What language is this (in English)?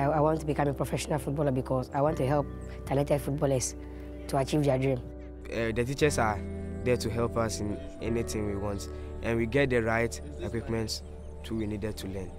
English